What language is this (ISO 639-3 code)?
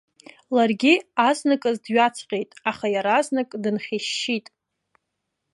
abk